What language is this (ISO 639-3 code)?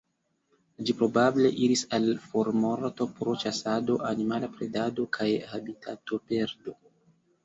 epo